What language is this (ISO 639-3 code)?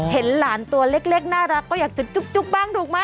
tha